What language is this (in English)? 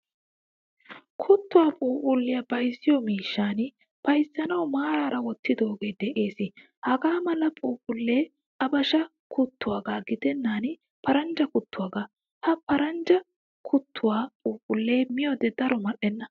Wolaytta